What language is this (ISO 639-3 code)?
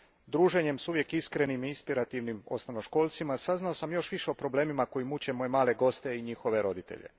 hrv